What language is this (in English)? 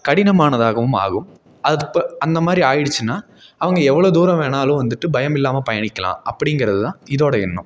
Tamil